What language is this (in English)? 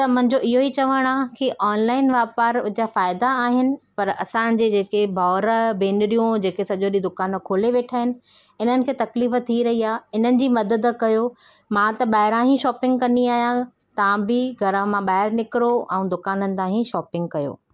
Sindhi